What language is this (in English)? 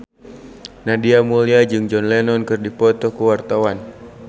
Sundanese